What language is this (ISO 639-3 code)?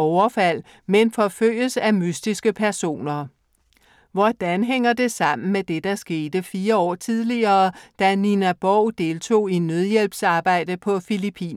dan